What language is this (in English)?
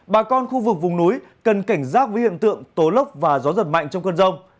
Vietnamese